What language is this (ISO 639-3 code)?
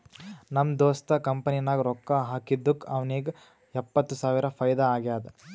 kan